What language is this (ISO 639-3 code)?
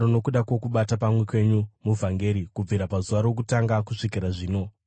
sna